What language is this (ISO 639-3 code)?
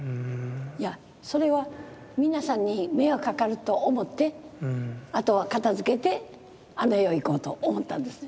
jpn